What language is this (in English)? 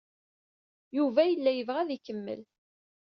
Kabyle